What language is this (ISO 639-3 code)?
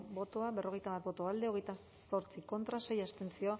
eus